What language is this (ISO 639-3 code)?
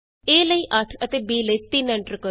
pan